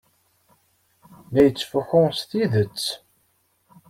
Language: Kabyle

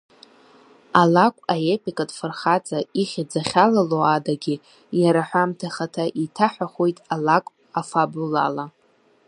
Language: Abkhazian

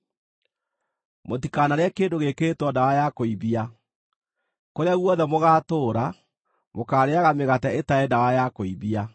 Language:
Kikuyu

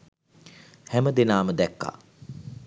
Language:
Sinhala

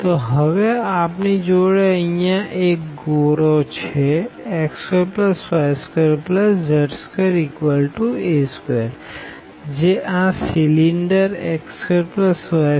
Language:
Gujarati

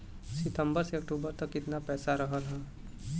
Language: Bhojpuri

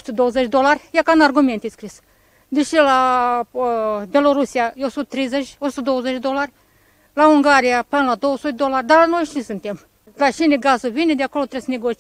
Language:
Romanian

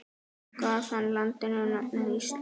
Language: Icelandic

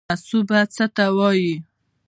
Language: Pashto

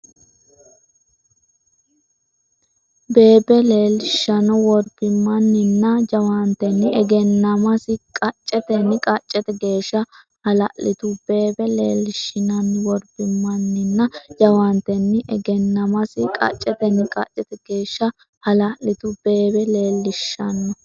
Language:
Sidamo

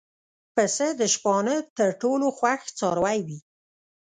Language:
Pashto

